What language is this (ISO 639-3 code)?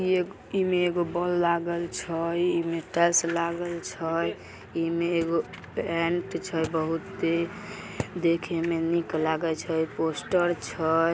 mag